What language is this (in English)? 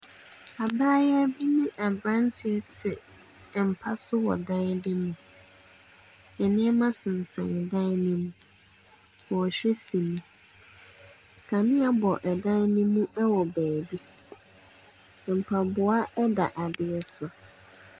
Akan